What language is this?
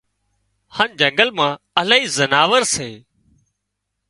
Wadiyara Koli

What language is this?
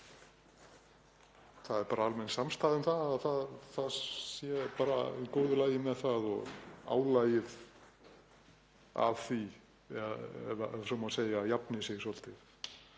Icelandic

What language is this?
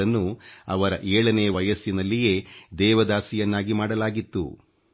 Kannada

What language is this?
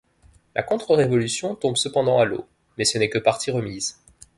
French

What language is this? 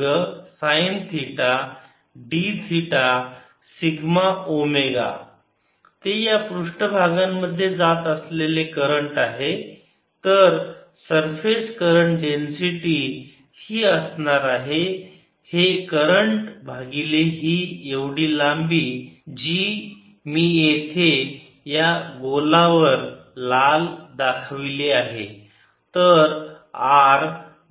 Marathi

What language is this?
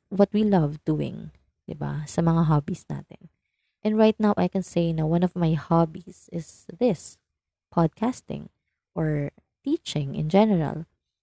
Filipino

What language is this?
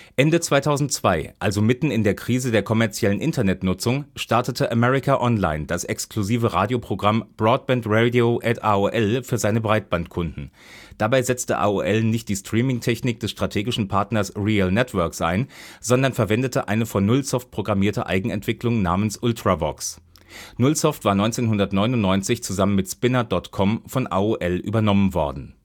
German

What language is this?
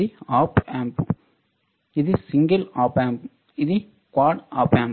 Telugu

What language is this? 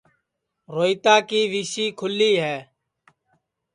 Sansi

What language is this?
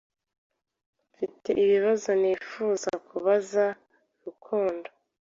Kinyarwanda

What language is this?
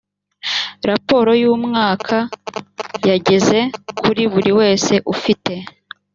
Kinyarwanda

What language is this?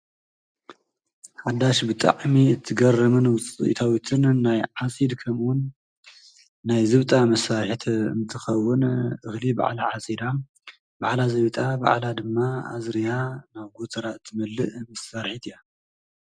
Tigrinya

